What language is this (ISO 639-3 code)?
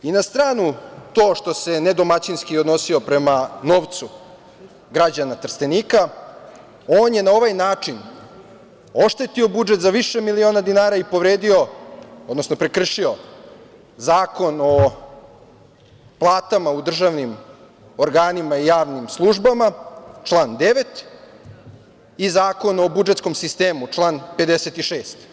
srp